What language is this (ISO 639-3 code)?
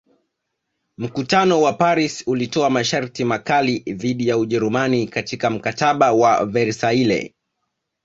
swa